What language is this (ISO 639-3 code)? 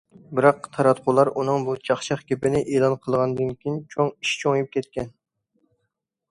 uig